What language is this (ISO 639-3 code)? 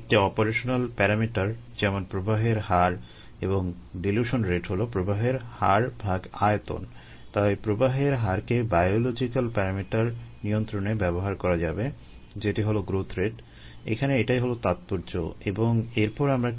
ben